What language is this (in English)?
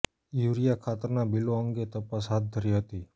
Gujarati